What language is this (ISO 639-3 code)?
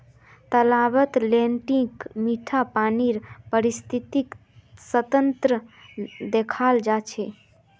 mag